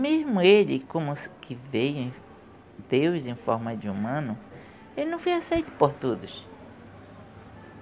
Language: Portuguese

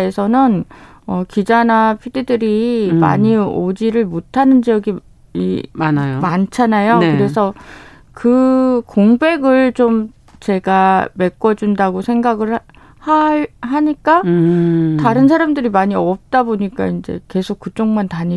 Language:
Korean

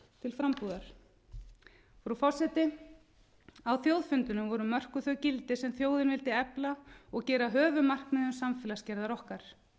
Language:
Icelandic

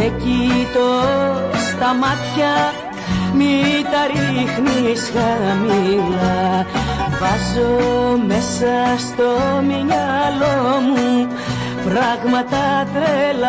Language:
Greek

